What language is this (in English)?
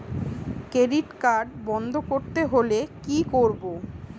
Bangla